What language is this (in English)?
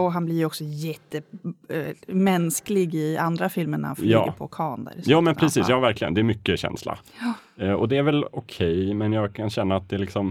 Swedish